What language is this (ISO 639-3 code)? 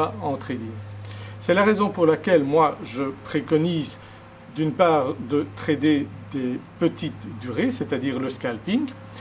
fra